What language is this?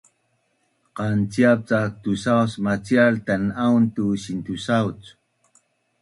Bunun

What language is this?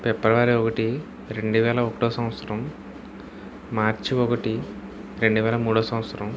Telugu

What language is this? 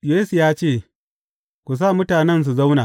Hausa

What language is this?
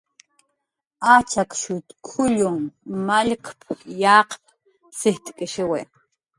Jaqaru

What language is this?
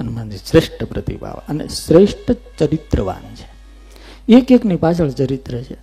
Gujarati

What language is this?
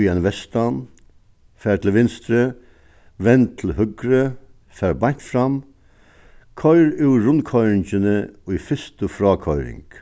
Faroese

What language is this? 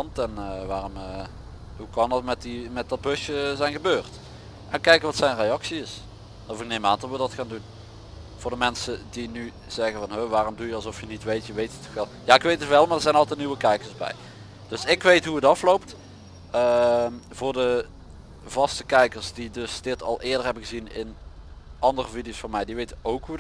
Dutch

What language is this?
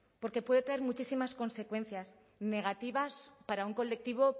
Spanish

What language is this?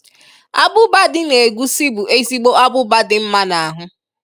Igbo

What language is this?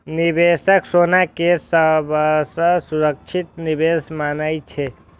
Maithili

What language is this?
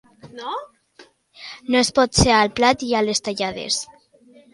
Catalan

